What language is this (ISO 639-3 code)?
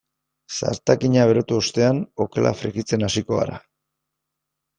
eus